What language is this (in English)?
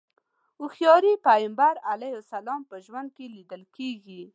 Pashto